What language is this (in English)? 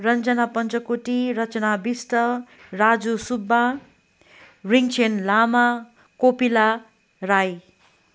Nepali